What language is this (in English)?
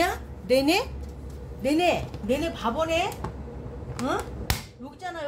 Korean